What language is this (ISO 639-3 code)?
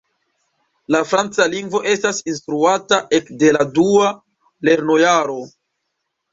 epo